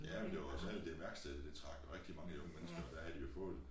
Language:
Danish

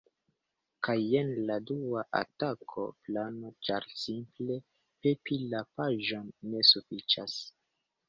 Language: Esperanto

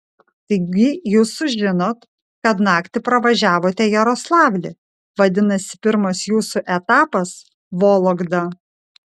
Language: Lithuanian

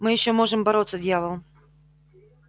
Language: Russian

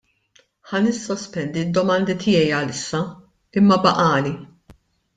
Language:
Maltese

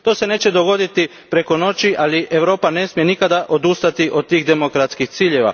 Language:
Croatian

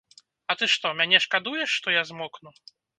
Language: Belarusian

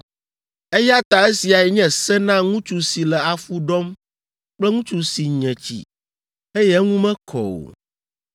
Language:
Ewe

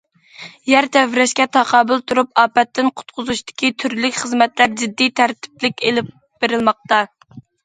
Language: Uyghur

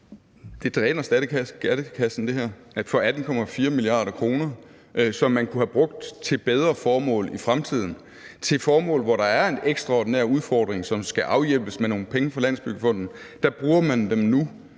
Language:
Danish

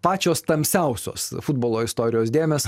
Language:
Lithuanian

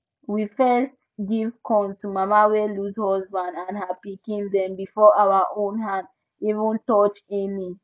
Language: Nigerian Pidgin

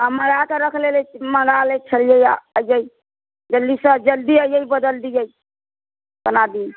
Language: Maithili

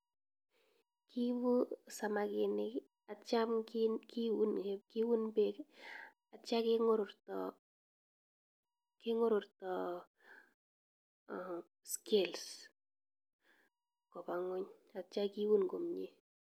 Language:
Kalenjin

